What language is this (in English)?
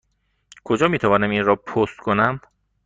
Persian